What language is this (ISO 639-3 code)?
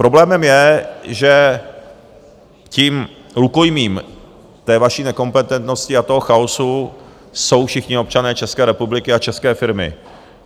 ces